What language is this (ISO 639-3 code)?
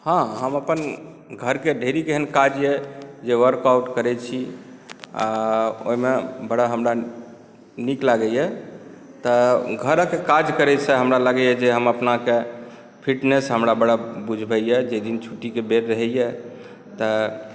mai